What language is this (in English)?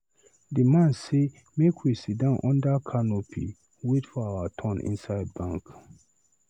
Nigerian Pidgin